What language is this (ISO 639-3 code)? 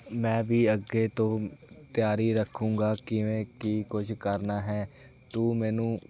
pan